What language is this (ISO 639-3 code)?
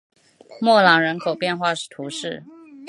zho